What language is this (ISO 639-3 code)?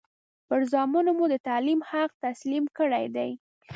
pus